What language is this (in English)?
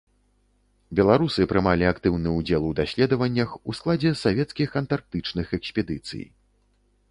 Belarusian